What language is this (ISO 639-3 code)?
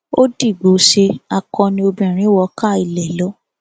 yor